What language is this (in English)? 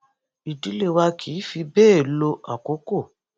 Yoruba